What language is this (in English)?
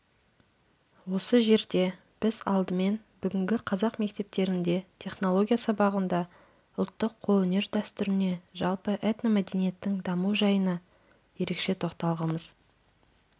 Kazakh